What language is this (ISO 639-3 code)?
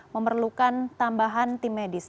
ind